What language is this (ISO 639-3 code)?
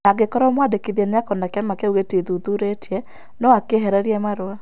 kik